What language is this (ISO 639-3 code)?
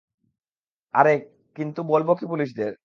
ben